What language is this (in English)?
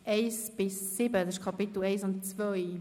Swiss German